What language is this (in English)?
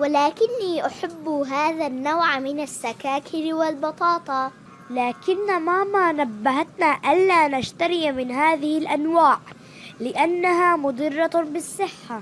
Arabic